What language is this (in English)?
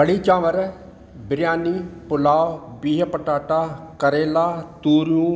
Sindhi